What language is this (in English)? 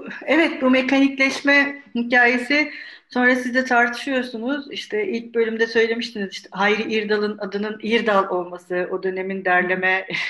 Turkish